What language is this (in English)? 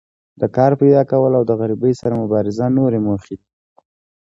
Pashto